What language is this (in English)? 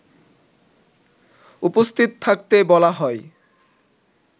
Bangla